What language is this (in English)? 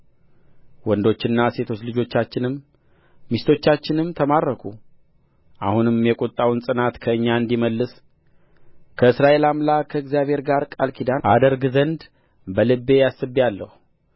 Amharic